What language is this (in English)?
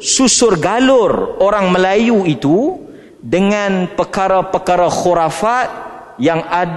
Malay